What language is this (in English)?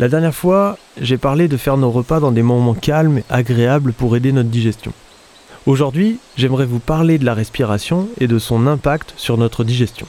French